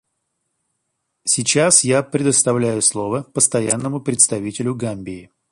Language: Russian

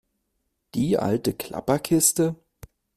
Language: German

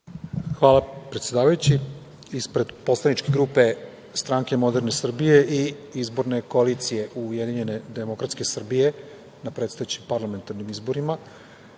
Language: Serbian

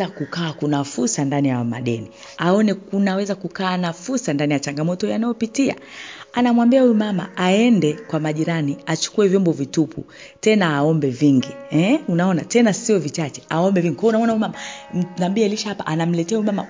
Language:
Swahili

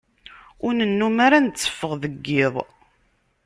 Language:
Kabyle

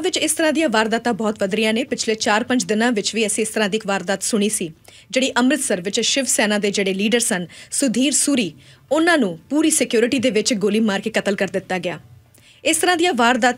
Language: Hindi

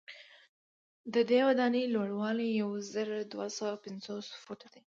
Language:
Pashto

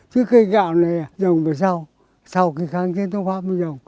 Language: Vietnamese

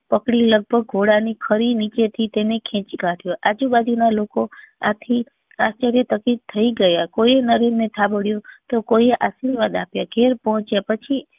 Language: Gujarati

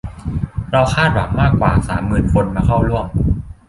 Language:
Thai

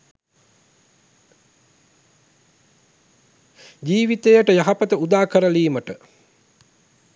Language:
Sinhala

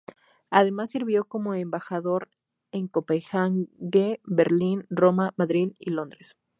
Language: Spanish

